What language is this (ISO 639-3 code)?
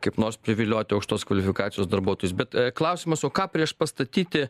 lit